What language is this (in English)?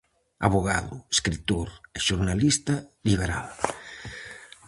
Galician